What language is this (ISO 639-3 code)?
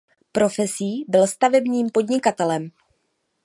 ces